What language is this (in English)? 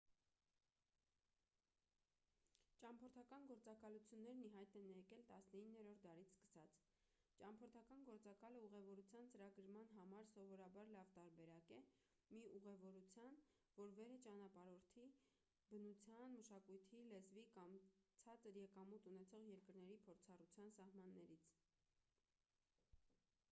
Armenian